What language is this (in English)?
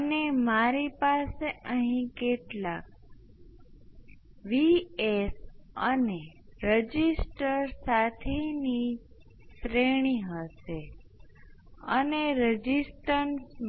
Gujarati